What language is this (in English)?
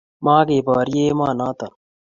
Kalenjin